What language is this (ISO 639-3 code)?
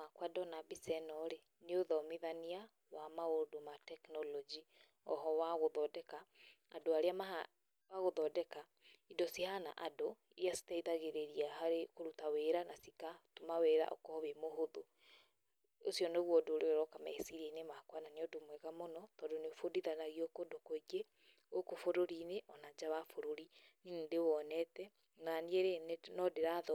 kik